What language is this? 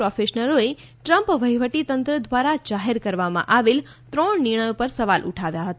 Gujarati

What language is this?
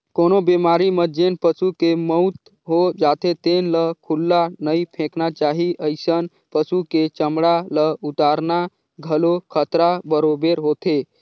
Chhattisgarhi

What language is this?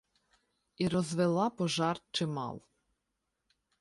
Ukrainian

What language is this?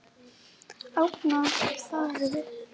Icelandic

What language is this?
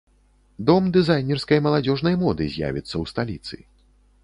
Belarusian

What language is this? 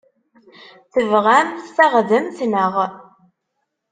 Kabyle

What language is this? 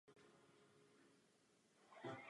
Czech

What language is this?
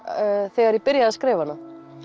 Icelandic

